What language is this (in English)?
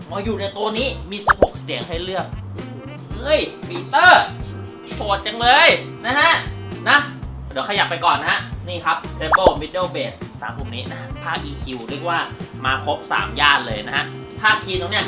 Thai